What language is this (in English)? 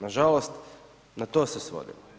Croatian